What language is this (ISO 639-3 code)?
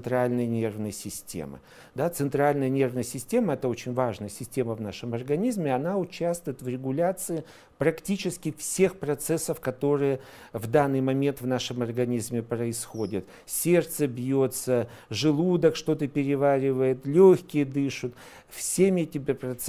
rus